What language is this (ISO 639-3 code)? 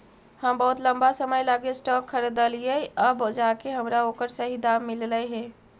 mag